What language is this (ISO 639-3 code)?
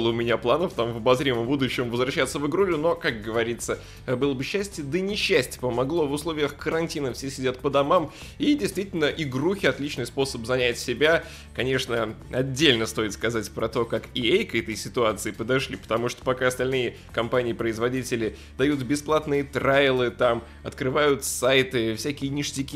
rus